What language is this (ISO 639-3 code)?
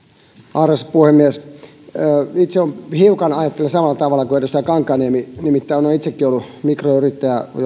fin